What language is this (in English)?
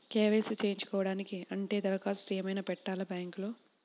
Telugu